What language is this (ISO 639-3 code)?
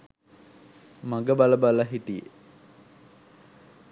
sin